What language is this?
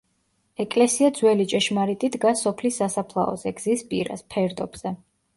Georgian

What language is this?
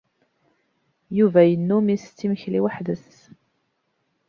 Kabyle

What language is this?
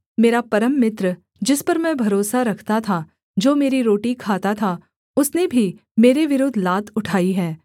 Hindi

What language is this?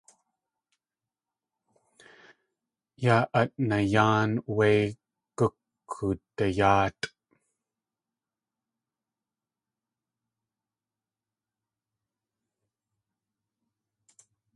Tlingit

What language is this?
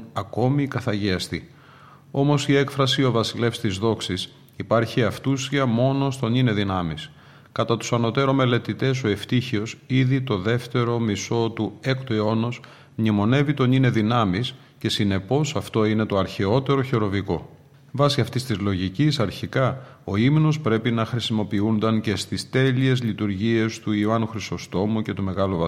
Greek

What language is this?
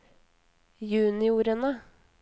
Norwegian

